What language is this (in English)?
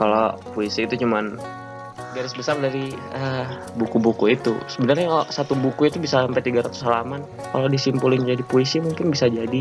Indonesian